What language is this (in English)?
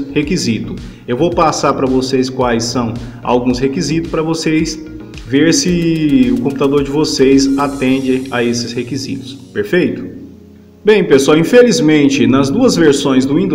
Portuguese